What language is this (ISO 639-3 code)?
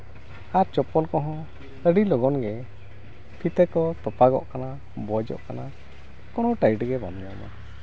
sat